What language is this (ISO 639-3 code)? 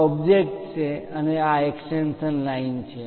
guj